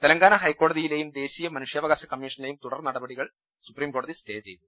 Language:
Malayalam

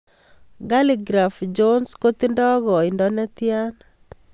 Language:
Kalenjin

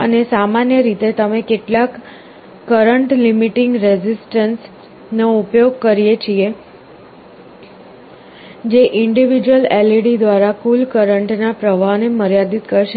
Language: Gujarati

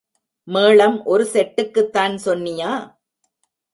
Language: Tamil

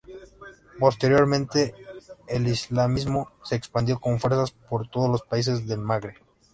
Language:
Spanish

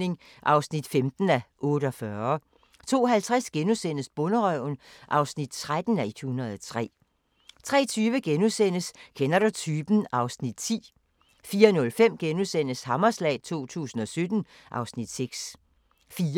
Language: Danish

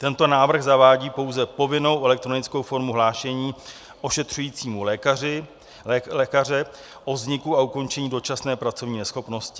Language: Czech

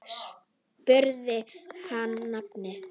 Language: Icelandic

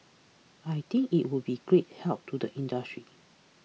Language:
English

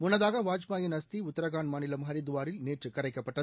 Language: Tamil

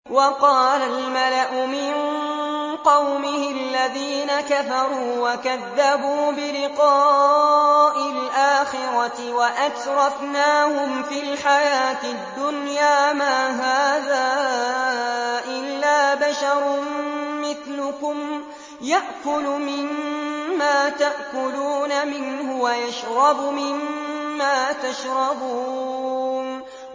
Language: Arabic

